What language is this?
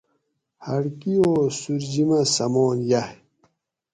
Gawri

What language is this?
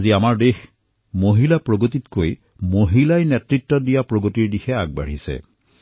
Assamese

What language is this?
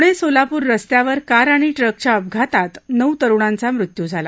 Marathi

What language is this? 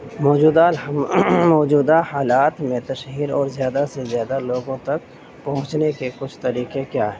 Urdu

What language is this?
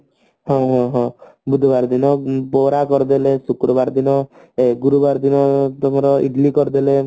Odia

